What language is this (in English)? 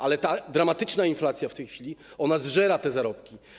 Polish